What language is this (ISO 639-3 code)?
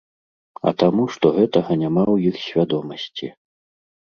bel